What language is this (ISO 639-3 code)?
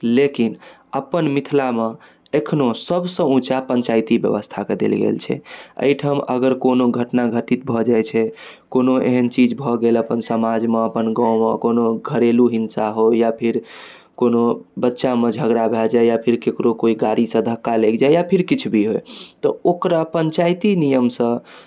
mai